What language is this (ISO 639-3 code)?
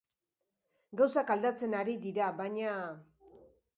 eus